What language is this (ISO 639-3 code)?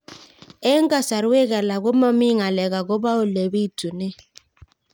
kln